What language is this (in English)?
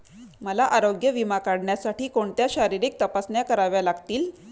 Marathi